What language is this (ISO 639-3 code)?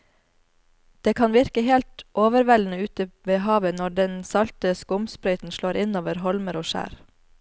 nor